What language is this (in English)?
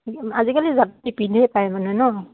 Assamese